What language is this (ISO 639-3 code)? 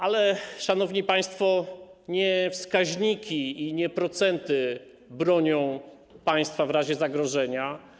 pol